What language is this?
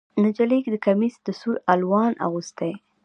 Pashto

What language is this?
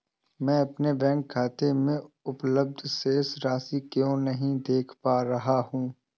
Hindi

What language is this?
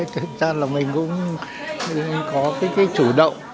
Vietnamese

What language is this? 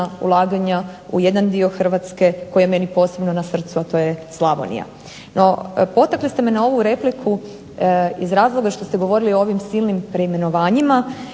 Croatian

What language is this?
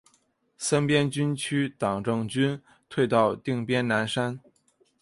Chinese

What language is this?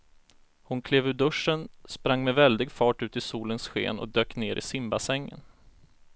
Swedish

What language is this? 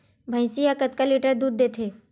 Chhattisgarhi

